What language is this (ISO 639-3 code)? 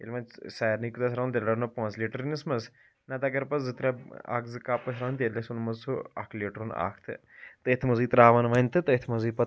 kas